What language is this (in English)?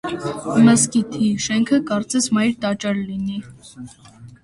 Armenian